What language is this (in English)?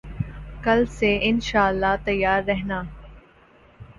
Urdu